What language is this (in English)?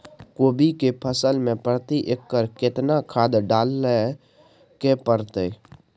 Maithili